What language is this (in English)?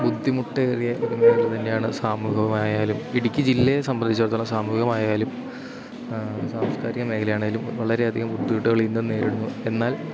Malayalam